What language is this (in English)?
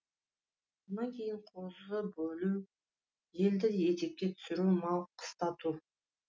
Kazakh